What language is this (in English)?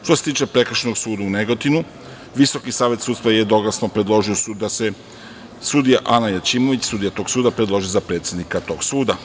Serbian